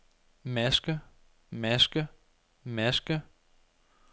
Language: Danish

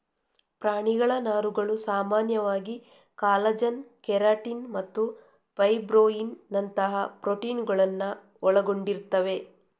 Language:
Kannada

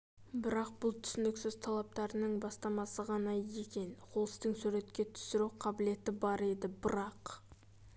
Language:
Kazakh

